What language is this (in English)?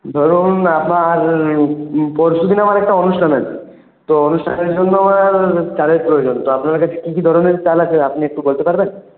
Bangla